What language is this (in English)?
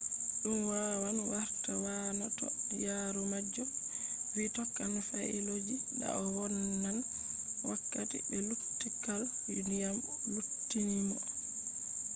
Fula